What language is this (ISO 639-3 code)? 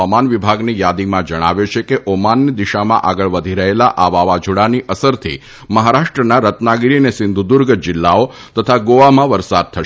guj